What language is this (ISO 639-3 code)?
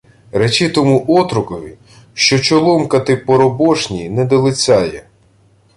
ukr